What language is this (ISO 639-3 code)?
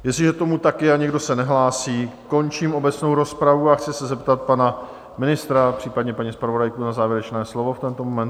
ces